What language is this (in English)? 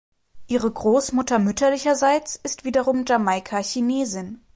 German